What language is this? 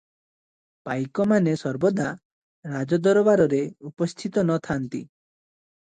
Odia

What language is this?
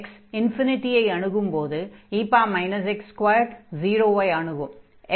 Tamil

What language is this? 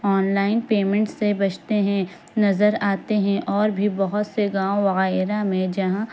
Urdu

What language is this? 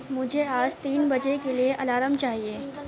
Urdu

